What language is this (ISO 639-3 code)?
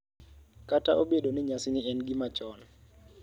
luo